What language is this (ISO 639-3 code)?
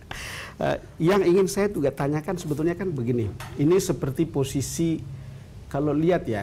ind